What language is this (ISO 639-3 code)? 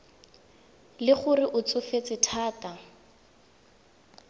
tsn